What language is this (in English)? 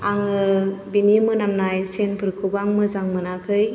Bodo